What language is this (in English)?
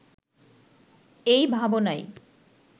Bangla